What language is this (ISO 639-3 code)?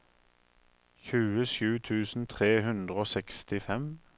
nor